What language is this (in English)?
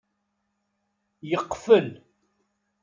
Kabyle